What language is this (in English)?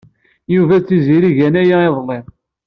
Kabyle